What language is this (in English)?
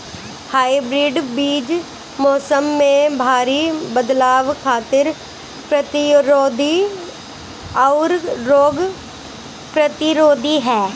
Bhojpuri